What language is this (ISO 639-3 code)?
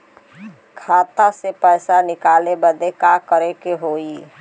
bho